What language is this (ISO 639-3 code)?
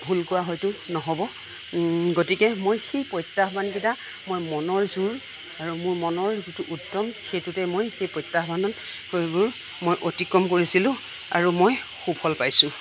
asm